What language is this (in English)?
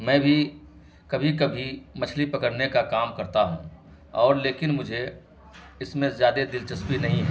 Urdu